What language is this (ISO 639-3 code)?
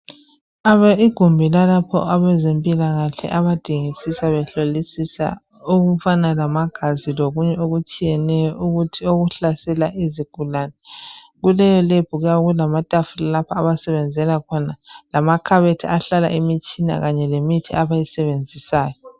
nde